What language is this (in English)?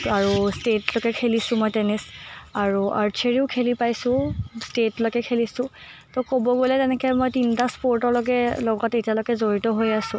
Assamese